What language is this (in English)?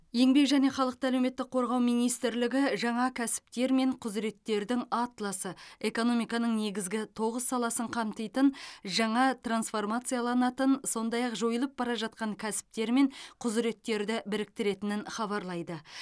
Kazakh